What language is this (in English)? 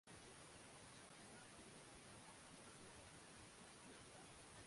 Swahili